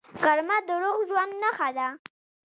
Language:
Pashto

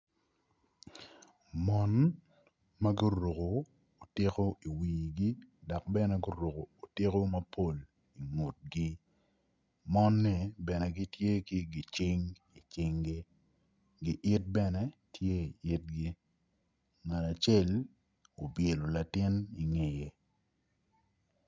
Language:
Acoli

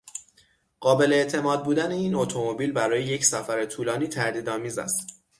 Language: Persian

